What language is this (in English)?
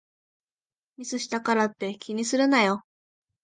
Japanese